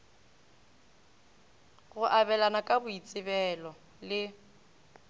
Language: Northern Sotho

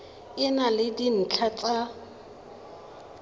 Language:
Tswana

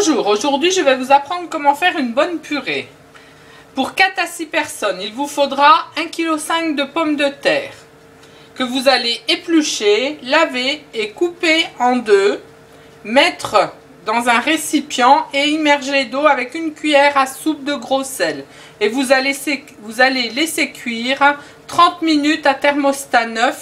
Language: French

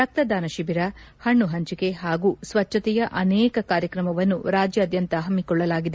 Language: Kannada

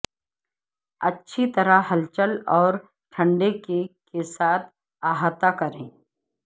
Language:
Urdu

